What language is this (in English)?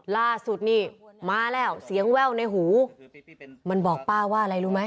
Thai